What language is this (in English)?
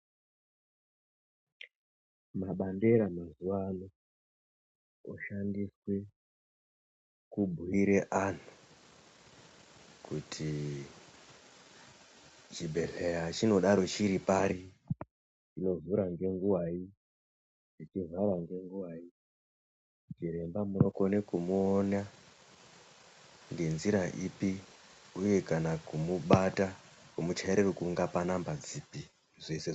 Ndau